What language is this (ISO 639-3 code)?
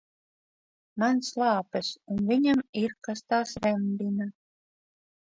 lav